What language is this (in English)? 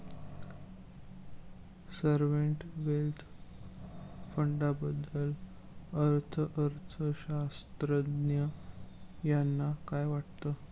Marathi